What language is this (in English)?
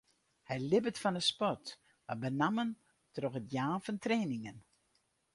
Western Frisian